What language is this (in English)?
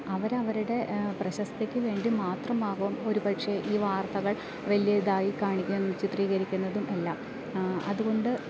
Malayalam